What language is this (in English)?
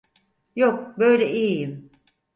Turkish